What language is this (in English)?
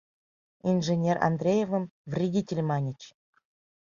Mari